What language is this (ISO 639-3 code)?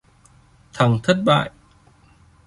vie